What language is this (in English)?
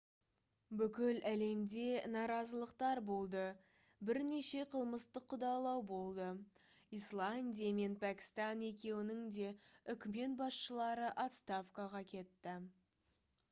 Kazakh